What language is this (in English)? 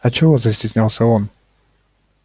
Russian